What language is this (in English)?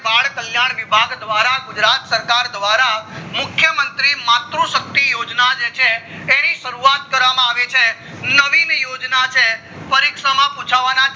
Gujarati